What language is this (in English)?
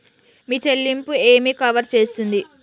Telugu